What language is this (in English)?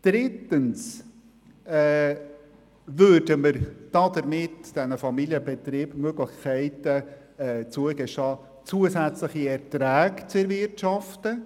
Swiss German